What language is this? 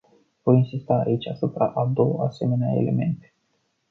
Romanian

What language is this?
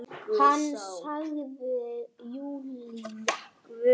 Icelandic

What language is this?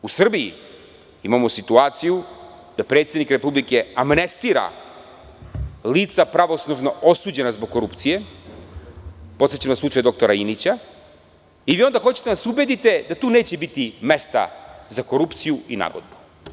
Serbian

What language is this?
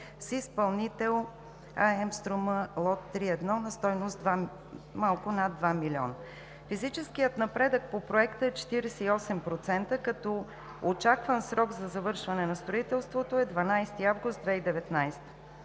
Bulgarian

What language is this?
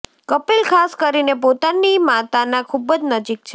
Gujarati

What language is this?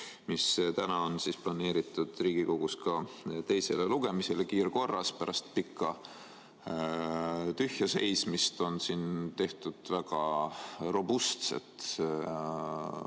Estonian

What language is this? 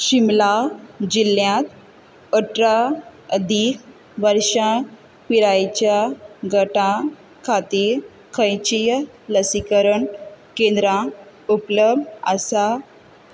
Konkani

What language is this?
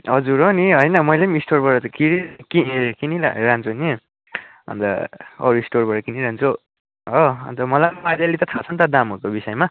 Nepali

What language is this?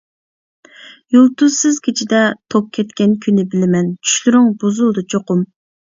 Uyghur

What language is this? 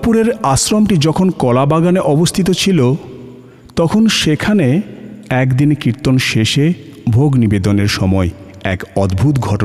Bangla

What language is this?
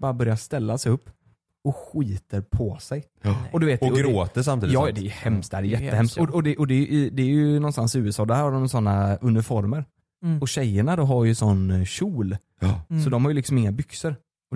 Swedish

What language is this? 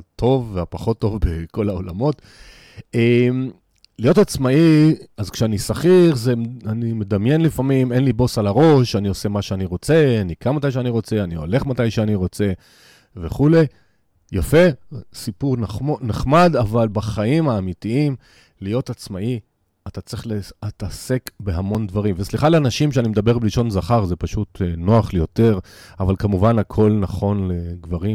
Hebrew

